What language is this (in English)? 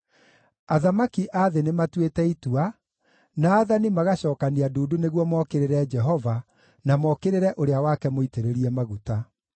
Kikuyu